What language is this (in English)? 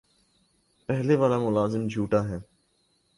Urdu